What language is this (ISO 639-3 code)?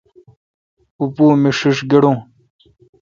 xka